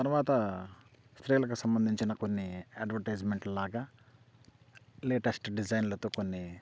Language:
Telugu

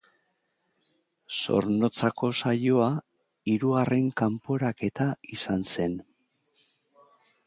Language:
Basque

